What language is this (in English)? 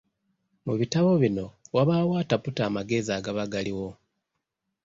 Ganda